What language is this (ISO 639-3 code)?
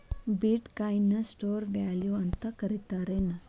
kan